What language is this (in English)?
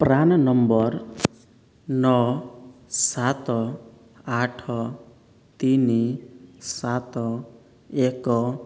Odia